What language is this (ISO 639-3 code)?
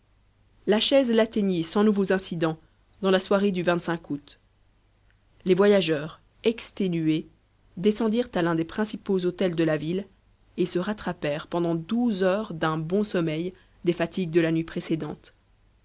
fra